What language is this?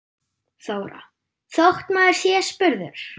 Icelandic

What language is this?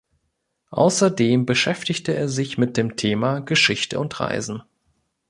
German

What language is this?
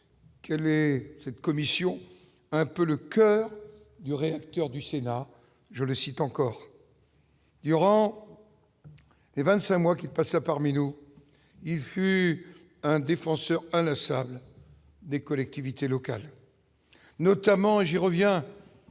French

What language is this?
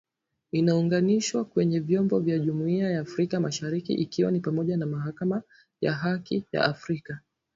Swahili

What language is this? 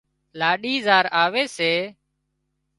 Wadiyara Koli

